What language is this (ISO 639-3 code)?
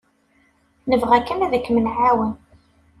kab